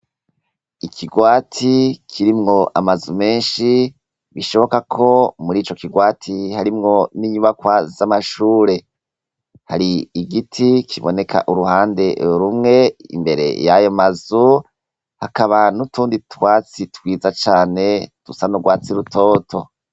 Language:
Rundi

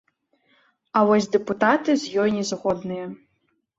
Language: Belarusian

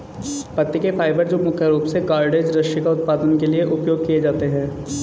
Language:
Hindi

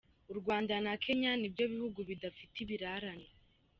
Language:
Kinyarwanda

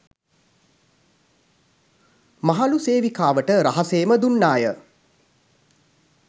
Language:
Sinhala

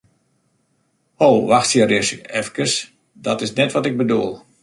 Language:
Western Frisian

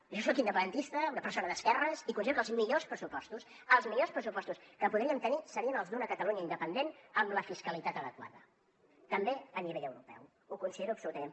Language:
Catalan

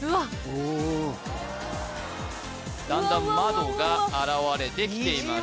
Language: Japanese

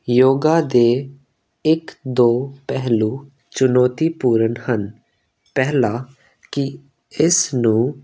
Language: Punjabi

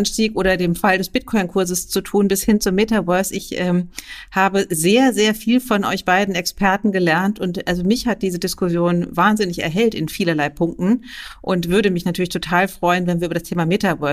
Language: German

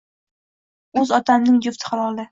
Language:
Uzbek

